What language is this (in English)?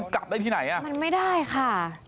Thai